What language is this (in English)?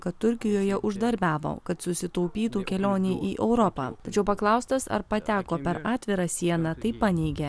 Lithuanian